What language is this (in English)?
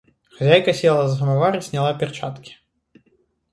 Russian